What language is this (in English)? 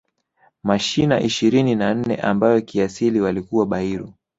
Swahili